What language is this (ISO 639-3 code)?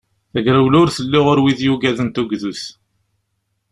kab